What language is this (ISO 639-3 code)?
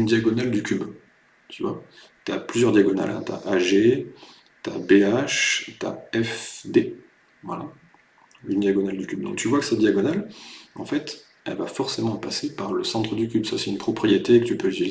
fra